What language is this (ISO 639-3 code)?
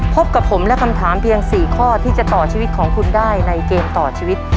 tha